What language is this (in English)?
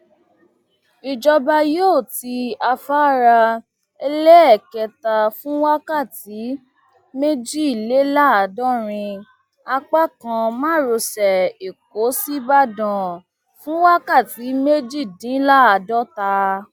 Yoruba